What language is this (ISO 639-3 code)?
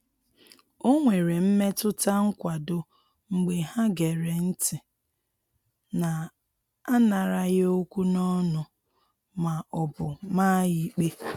ibo